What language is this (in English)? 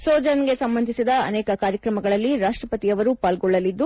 Kannada